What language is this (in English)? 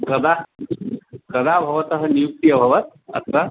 Sanskrit